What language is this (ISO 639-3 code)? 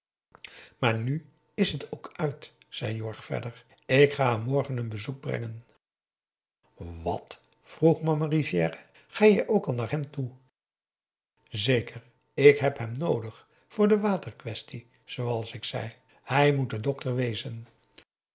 nld